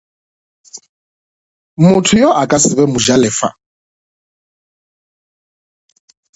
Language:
Northern Sotho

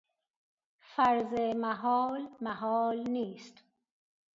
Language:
Persian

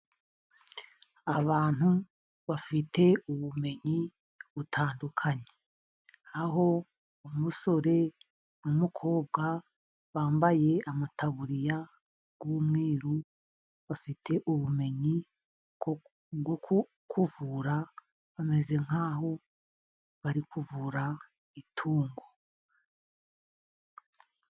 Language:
Kinyarwanda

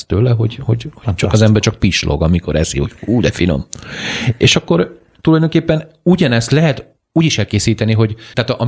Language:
Hungarian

